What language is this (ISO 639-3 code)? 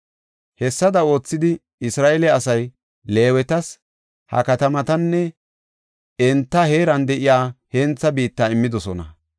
gof